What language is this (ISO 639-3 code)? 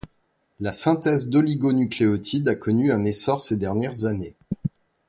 fra